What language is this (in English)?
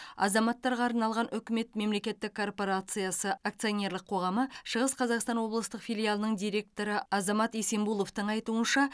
Kazakh